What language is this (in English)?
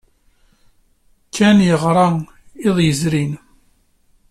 Kabyle